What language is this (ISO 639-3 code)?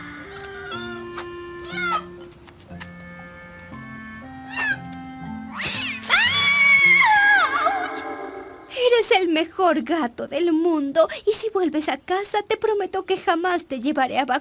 spa